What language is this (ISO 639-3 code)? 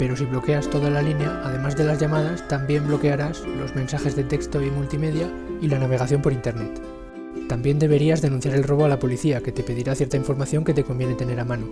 spa